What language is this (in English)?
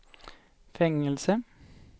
Swedish